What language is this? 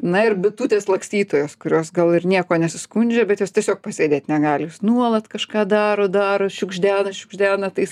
Lithuanian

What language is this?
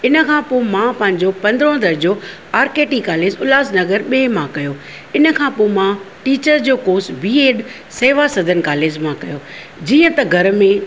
Sindhi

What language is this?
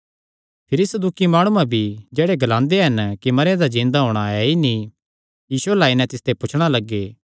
Kangri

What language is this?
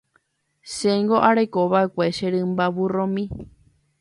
Guarani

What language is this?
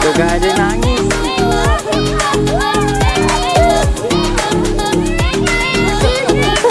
Indonesian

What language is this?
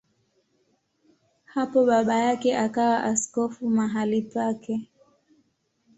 Swahili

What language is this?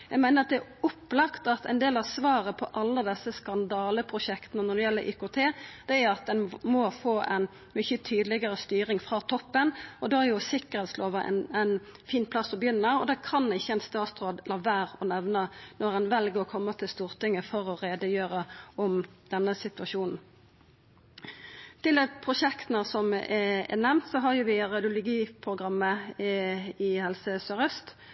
Norwegian Nynorsk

